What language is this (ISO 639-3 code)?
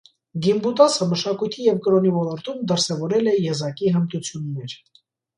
hye